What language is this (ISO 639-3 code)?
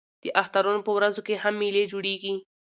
pus